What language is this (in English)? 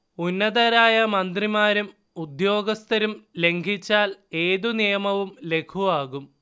Malayalam